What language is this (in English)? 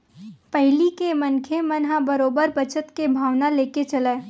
Chhattisgarhi